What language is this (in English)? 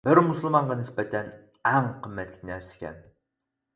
Uyghur